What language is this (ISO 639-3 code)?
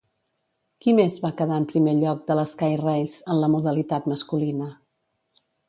cat